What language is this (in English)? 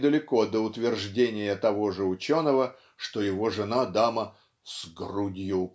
Russian